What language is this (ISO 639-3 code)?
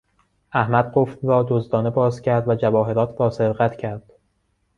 fas